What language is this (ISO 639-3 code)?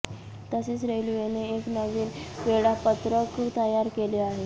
mar